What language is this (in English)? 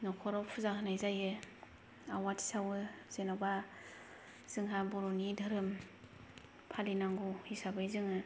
Bodo